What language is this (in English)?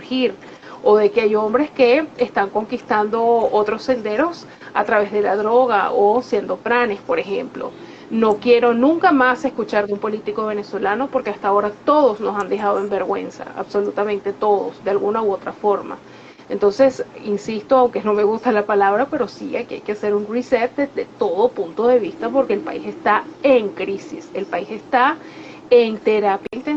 Spanish